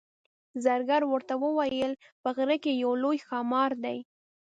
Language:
Pashto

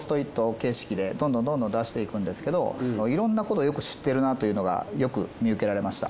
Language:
Japanese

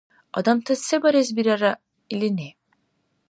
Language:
Dargwa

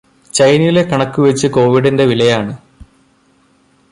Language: Malayalam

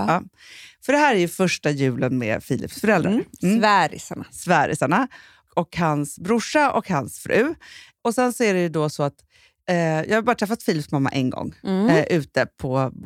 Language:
Swedish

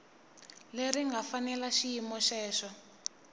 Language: Tsonga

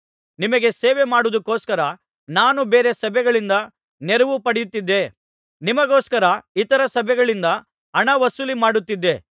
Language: Kannada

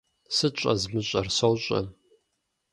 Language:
Kabardian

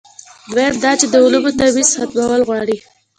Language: Pashto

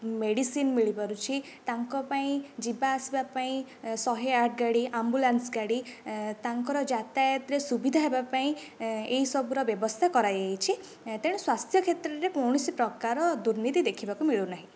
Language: Odia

